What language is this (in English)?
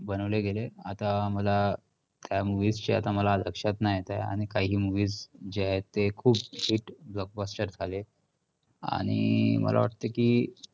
Marathi